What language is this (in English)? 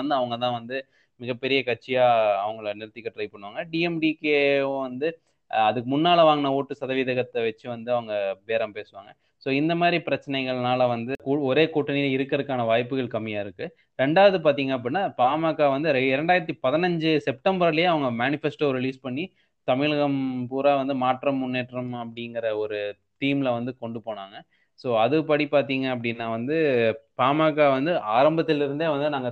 Tamil